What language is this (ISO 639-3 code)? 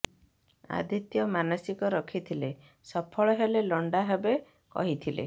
ori